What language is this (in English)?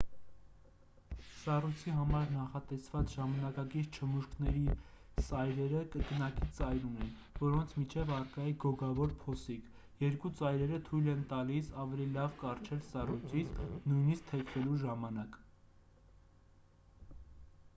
Armenian